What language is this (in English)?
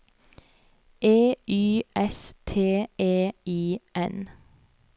Norwegian